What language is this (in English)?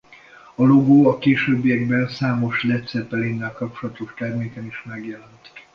Hungarian